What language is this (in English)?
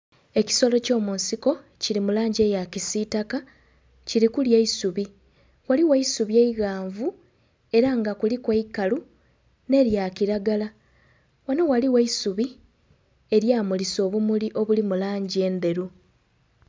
Soga